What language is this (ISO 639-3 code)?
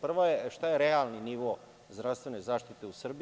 srp